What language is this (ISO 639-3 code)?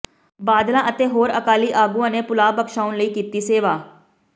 pan